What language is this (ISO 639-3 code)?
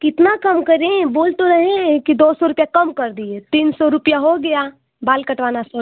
hin